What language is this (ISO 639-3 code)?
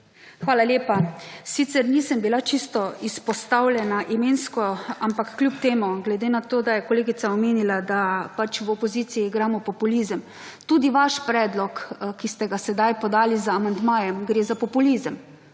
slv